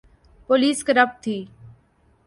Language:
Urdu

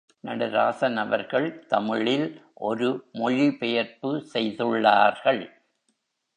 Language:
Tamil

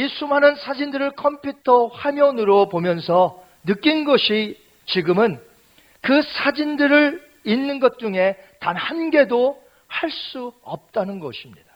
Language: Korean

